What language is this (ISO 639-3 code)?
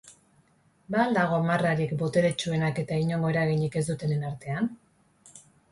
eus